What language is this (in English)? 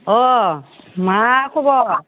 Bodo